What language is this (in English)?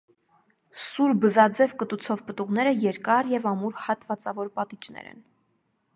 Armenian